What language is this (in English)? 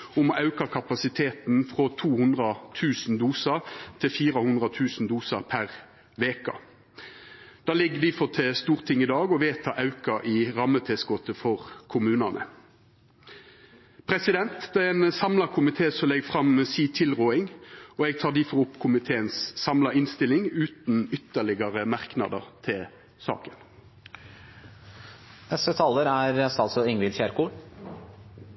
Norwegian